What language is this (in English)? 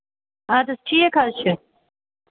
Kashmiri